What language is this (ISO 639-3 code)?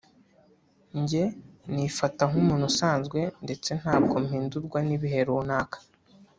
kin